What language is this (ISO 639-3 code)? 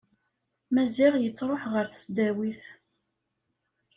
kab